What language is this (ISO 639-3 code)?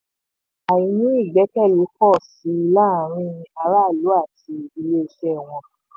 yor